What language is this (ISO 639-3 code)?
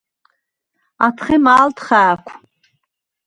sva